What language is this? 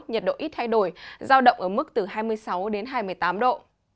Vietnamese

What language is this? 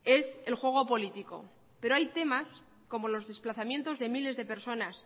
Spanish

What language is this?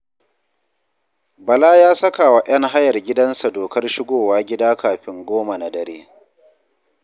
Hausa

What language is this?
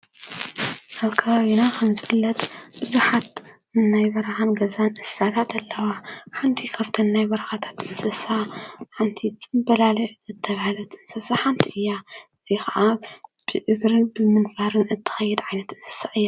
Tigrinya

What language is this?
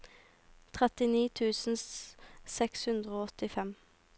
Norwegian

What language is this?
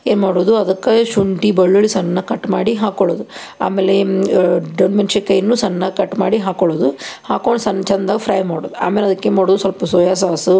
Kannada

